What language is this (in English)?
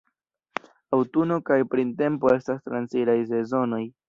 Esperanto